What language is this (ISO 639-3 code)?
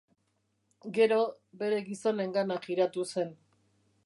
eus